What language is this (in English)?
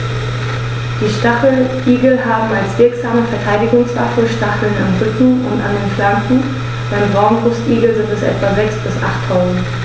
German